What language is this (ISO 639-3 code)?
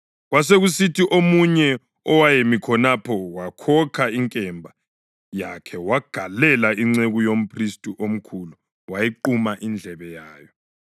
nde